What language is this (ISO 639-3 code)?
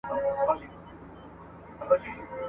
pus